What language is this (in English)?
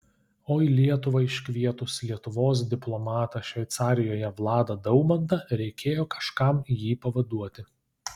Lithuanian